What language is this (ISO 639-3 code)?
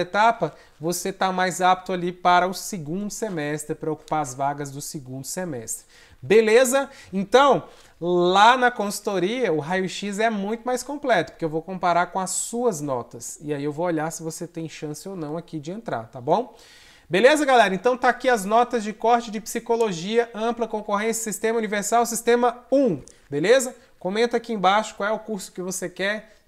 por